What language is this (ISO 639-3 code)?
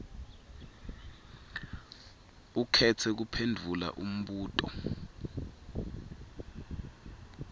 ssw